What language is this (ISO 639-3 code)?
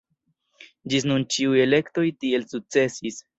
epo